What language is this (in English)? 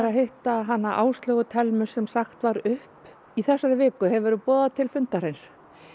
Icelandic